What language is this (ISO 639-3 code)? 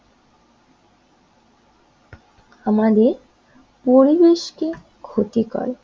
ben